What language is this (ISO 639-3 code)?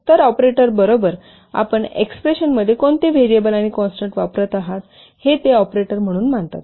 mar